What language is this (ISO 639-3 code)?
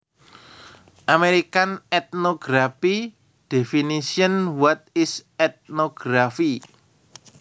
jav